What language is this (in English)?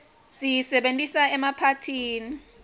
Swati